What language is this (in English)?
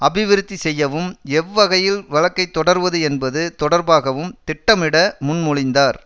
Tamil